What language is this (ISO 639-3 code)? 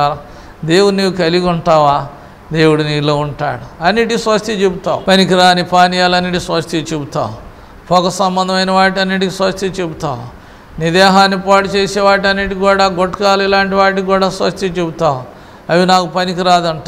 tur